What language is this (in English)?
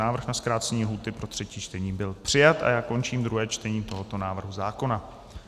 Czech